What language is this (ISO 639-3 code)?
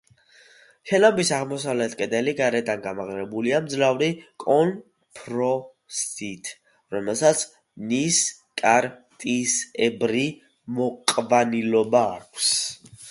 kat